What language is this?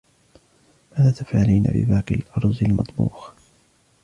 Arabic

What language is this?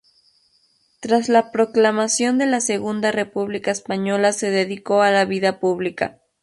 Spanish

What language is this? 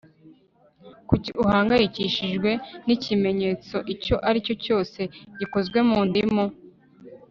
Kinyarwanda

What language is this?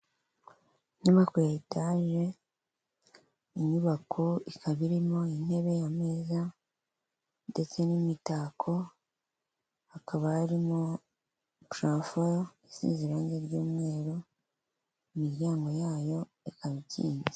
Kinyarwanda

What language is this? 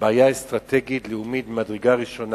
Hebrew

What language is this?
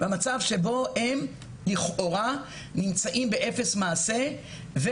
Hebrew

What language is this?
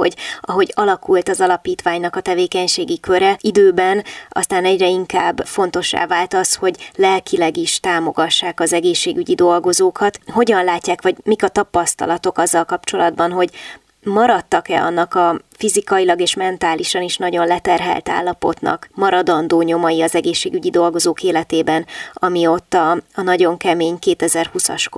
Hungarian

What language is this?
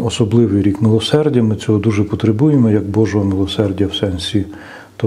Ukrainian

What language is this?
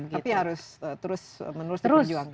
Indonesian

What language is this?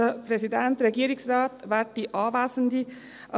Swiss German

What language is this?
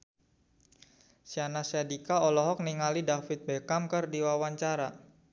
Sundanese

